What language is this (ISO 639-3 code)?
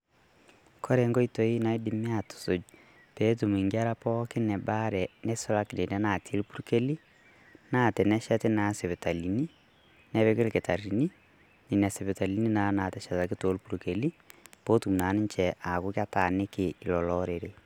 mas